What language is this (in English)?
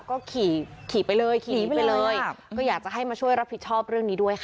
Thai